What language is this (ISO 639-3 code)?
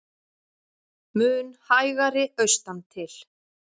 isl